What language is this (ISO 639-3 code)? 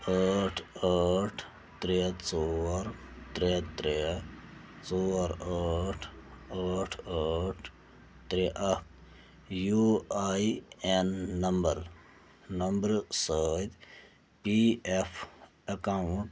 kas